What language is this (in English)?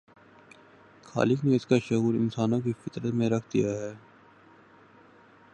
Urdu